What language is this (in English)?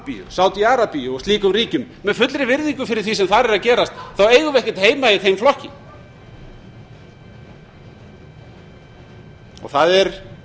Icelandic